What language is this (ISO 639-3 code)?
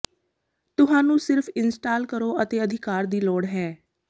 pan